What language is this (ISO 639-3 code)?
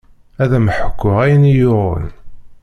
kab